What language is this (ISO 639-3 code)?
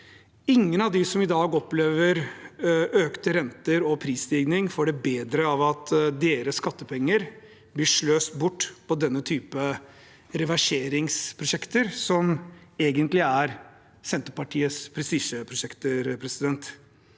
nor